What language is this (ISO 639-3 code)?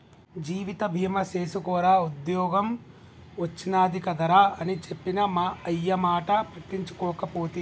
tel